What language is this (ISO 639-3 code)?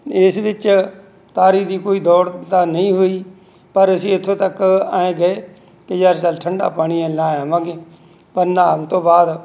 pan